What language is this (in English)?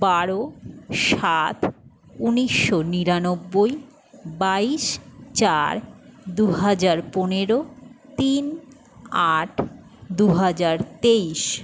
Bangla